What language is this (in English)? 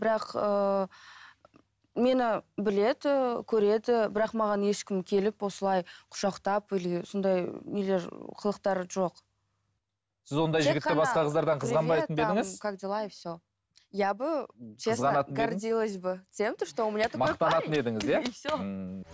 Kazakh